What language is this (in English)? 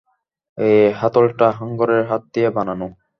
Bangla